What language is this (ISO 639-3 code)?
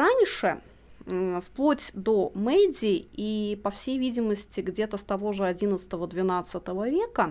rus